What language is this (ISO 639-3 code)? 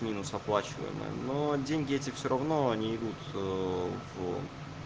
rus